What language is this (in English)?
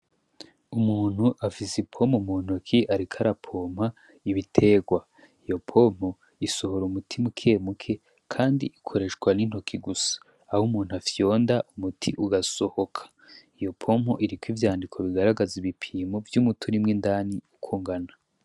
Rundi